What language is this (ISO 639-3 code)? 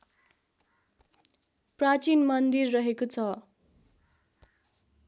nep